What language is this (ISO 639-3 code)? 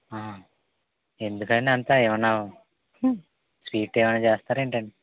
tel